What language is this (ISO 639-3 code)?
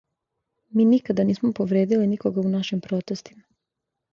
srp